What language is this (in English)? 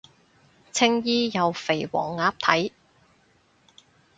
Cantonese